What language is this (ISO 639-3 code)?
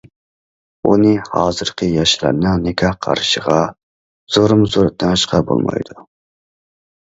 uig